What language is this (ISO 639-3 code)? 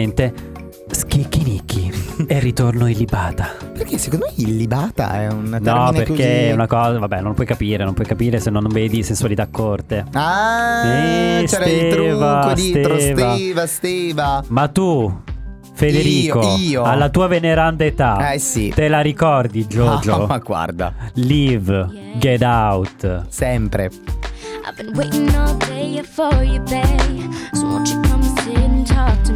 ita